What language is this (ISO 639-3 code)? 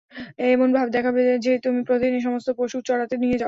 ben